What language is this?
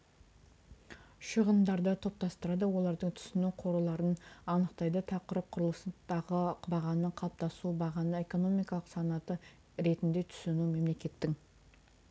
Kazakh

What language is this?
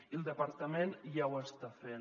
Catalan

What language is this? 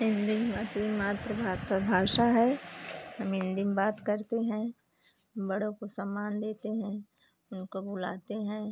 Hindi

